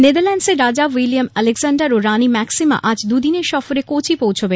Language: Bangla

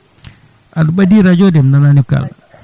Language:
Fula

